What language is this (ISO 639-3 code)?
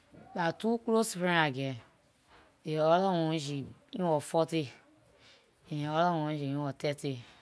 lir